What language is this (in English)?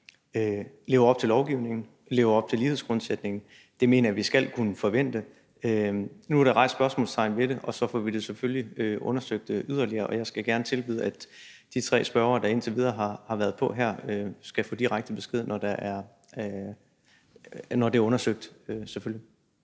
Danish